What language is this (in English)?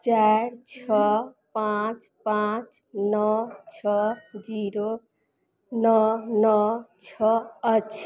Maithili